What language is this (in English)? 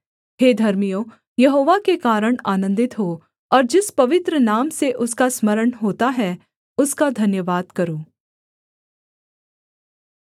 Hindi